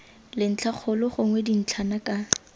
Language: Tswana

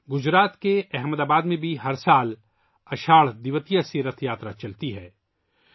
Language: Urdu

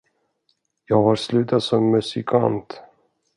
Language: Swedish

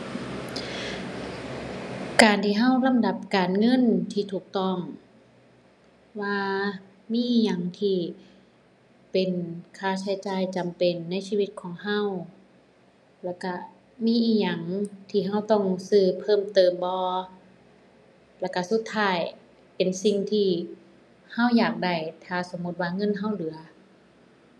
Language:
Thai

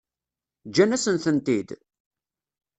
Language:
Kabyle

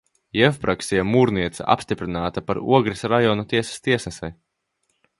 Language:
Latvian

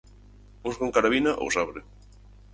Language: Galician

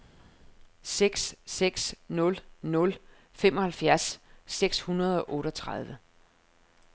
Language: Danish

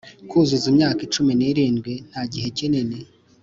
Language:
Kinyarwanda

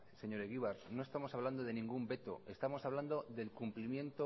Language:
Spanish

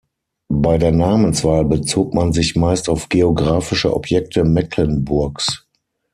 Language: German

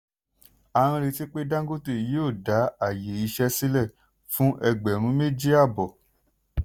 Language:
Yoruba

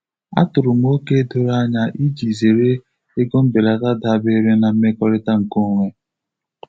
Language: Igbo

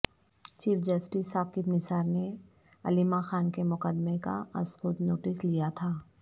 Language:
Urdu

